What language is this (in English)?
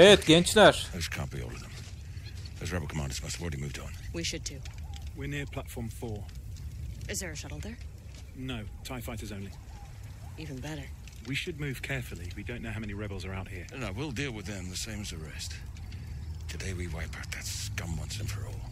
Turkish